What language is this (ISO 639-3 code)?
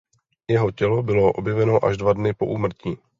ces